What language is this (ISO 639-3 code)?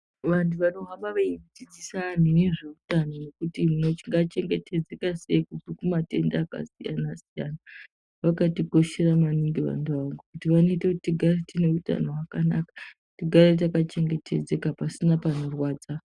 ndc